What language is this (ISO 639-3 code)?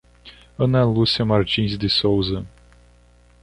por